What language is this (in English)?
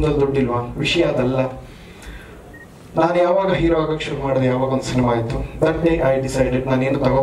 Indonesian